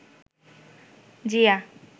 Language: Bangla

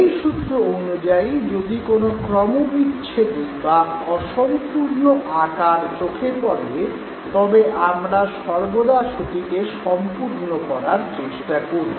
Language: Bangla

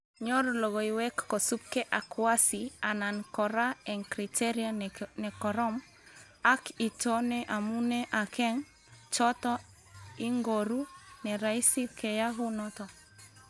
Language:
Kalenjin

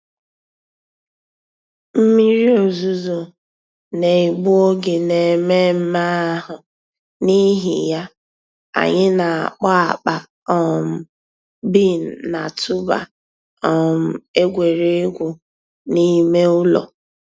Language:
Igbo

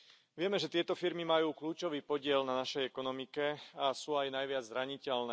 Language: Slovak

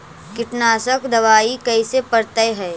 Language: Magahi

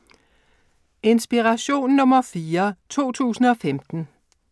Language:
Danish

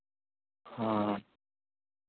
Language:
Maithili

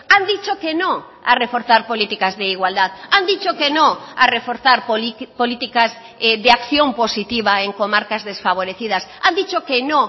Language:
Spanish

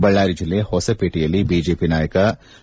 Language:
Kannada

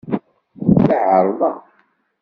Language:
Kabyle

